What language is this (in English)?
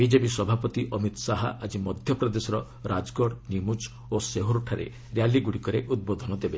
Odia